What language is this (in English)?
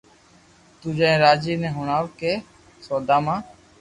Loarki